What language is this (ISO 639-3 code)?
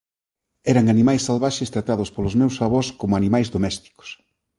glg